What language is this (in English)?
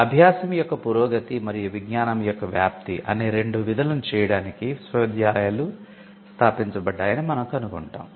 Telugu